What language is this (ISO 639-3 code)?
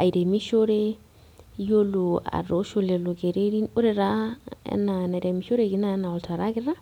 mas